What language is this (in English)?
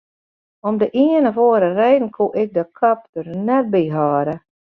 Western Frisian